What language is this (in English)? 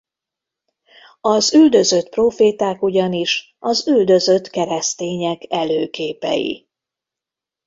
Hungarian